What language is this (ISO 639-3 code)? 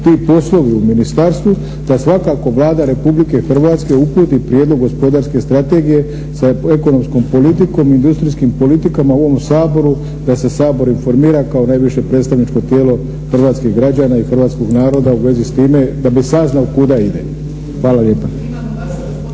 hrv